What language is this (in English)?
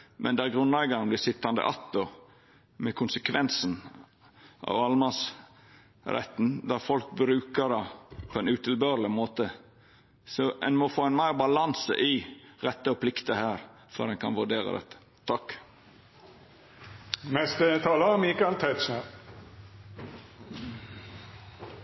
Norwegian Nynorsk